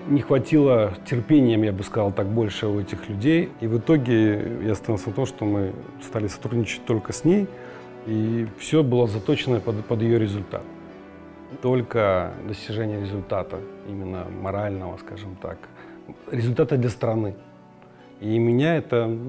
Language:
Russian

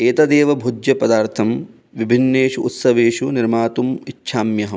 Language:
Sanskrit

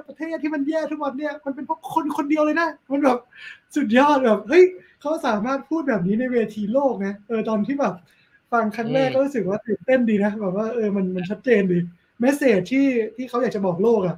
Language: Thai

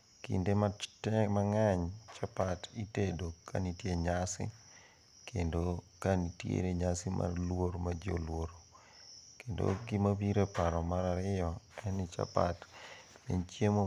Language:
Luo (Kenya and Tanzania)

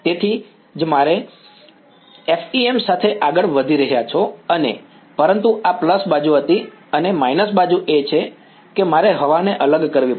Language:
Gujarati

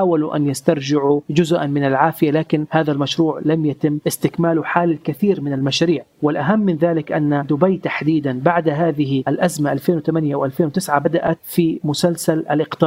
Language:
Arabic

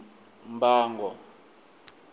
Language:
Tsonga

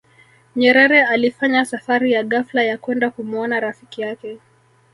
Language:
Swahili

